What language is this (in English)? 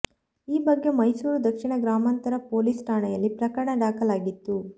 Kannada